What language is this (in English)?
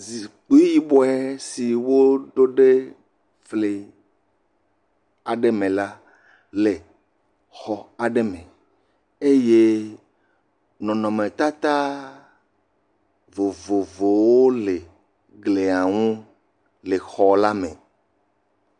Ewe